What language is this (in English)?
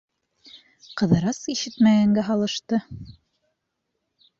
Bashkir